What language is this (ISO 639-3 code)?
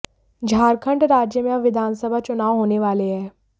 hin